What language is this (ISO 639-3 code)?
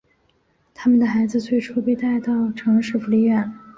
zho